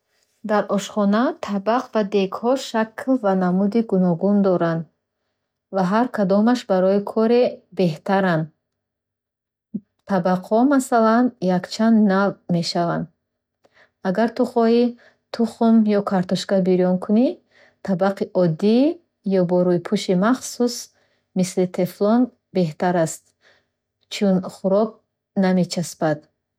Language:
Bukharic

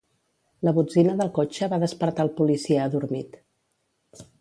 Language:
Catalan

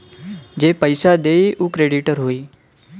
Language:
Bhojpuri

